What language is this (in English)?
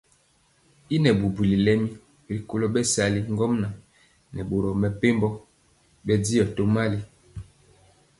Mpiemo